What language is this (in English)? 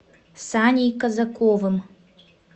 Russian